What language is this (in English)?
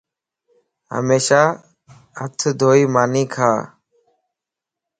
Lasi